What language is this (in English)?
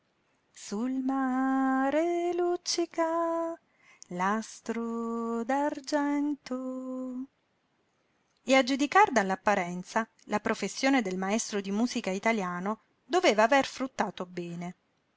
Italian